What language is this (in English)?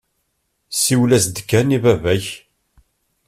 Kabyle